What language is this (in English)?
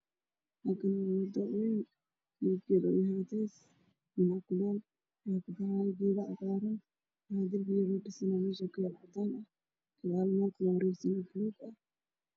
Somali